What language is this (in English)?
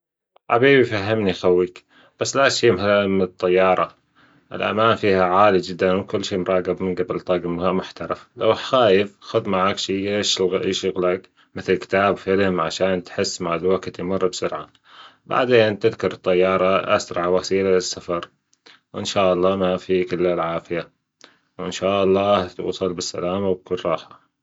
Gulf Arabic